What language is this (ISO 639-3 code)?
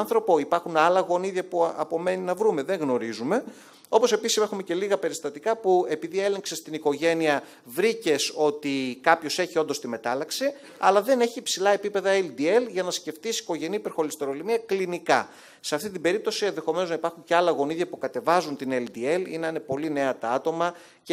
ell